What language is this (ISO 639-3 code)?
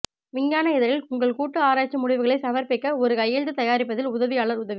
tam